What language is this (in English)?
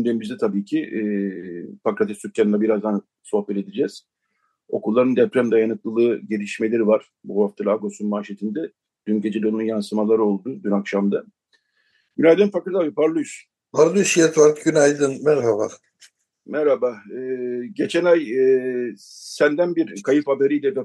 Turkish